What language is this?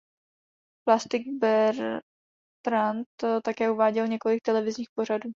Czech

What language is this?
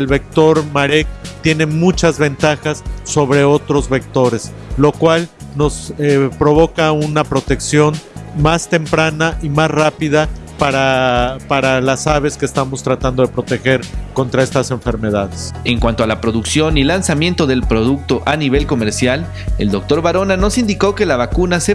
Spanish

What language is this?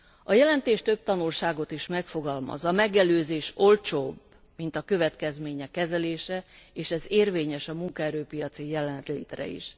Hungarian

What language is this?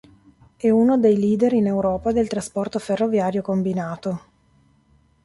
Italian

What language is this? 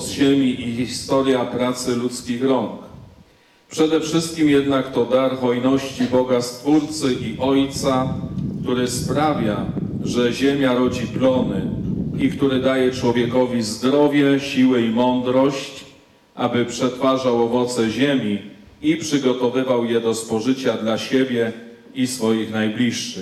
Polish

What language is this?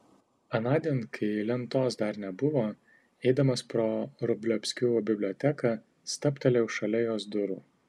Lithuanian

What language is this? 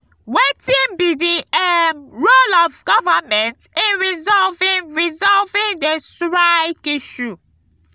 Nigerian Pidgin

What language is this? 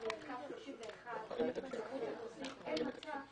Hebrew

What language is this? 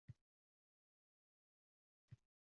Uzbek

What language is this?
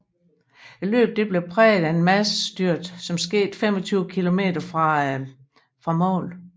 Danish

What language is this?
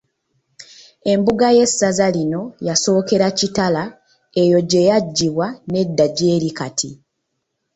Ganda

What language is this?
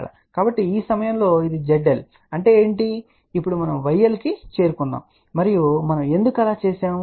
Telugu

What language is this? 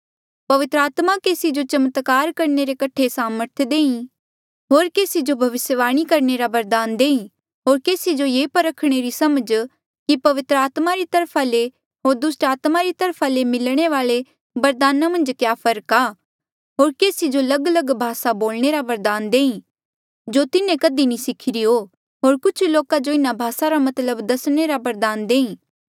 Mandeali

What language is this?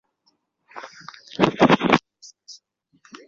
Chinese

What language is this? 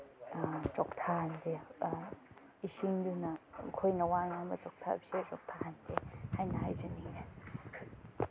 Manipuri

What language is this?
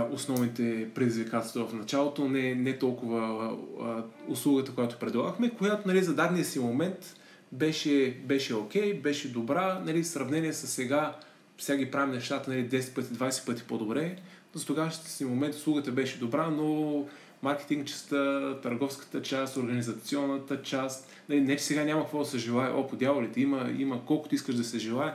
Bulgarian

